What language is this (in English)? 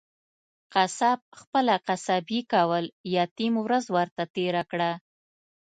Pashto